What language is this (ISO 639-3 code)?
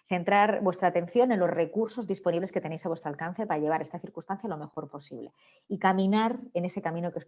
spa